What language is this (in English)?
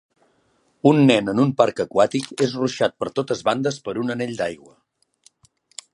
Catalan